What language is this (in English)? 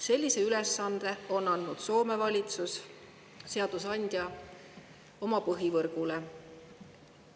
Estonian